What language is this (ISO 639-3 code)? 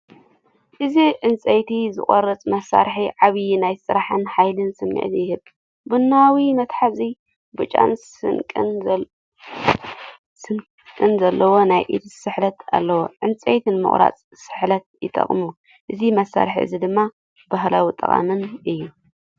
tir